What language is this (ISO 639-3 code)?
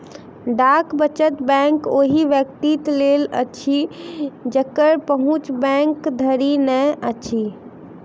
mai